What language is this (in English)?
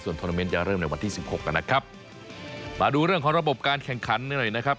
Thai